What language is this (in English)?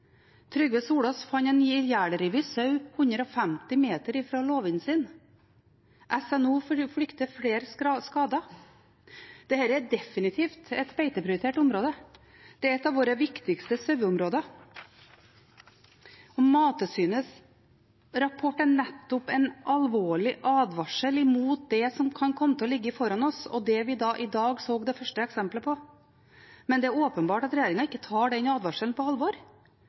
Norwegian Bokmål